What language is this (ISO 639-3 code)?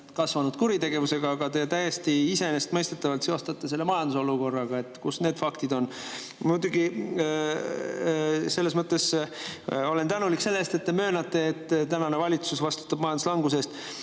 est